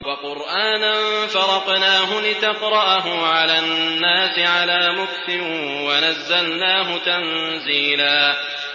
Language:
Arabic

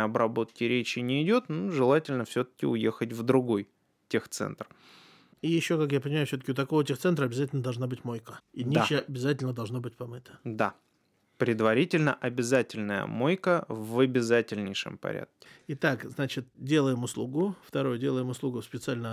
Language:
Russian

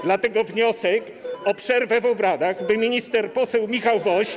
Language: Polish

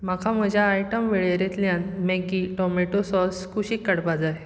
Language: Konkani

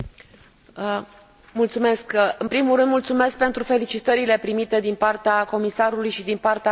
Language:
Romanian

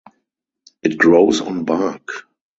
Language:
English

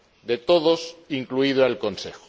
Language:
Spanish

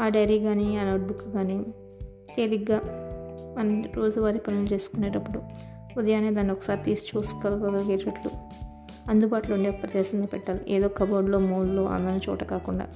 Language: Telugu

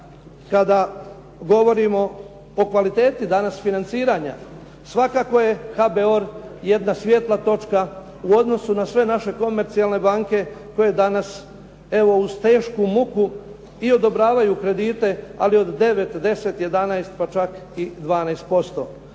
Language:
Croatian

